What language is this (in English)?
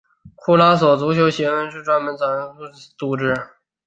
Chinese